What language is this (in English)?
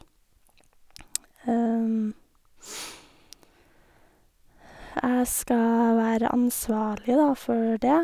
Norwegian